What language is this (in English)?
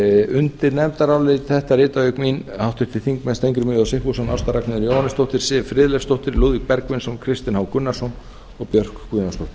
Icelandic